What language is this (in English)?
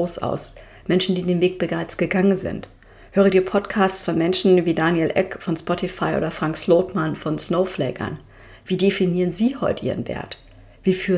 German